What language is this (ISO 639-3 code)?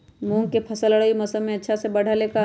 mag